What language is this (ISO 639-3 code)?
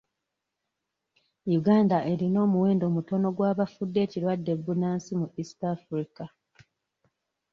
lug